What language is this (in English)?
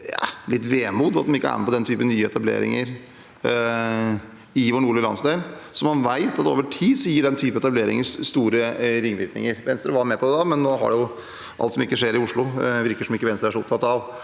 Norwegian